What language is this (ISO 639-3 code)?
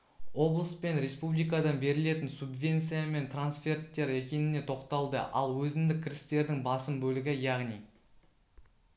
kaz